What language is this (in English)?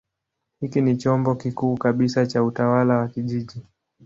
Swahili